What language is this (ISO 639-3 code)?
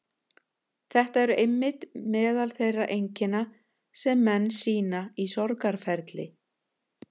isl